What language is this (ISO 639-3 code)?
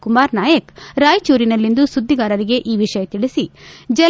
kan